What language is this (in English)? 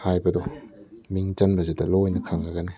Manipuri